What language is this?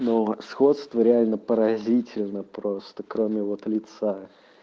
Russian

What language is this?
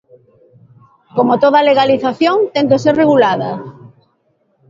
Galician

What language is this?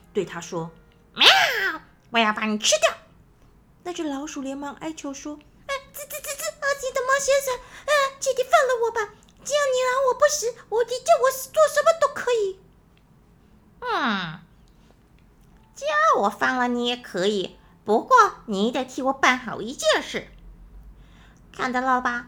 Chinese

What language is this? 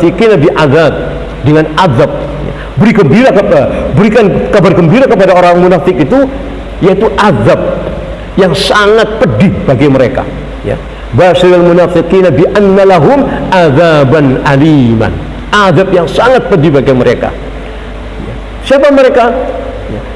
Indonesian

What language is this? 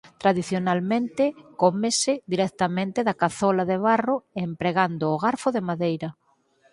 Galician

